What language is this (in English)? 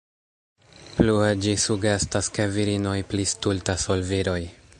Esperanto